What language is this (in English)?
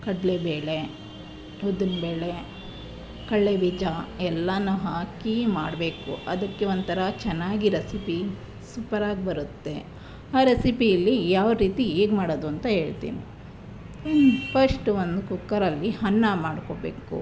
Kannada